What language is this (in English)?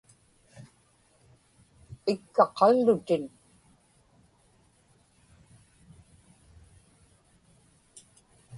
Inupiaq